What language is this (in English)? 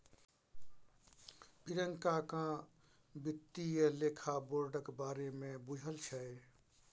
Maithili